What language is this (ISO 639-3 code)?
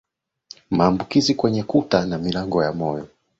swa